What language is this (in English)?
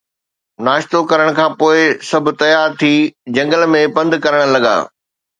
Sindhi